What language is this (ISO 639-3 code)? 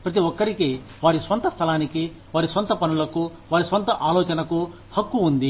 tel